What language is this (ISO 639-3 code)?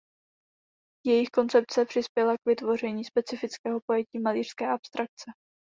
ces